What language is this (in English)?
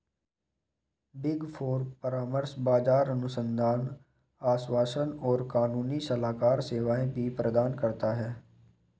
Hindi